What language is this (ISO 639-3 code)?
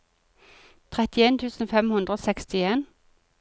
nor